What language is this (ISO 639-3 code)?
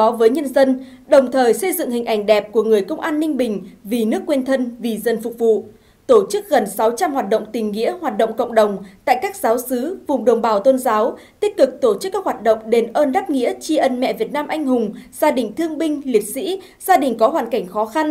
vie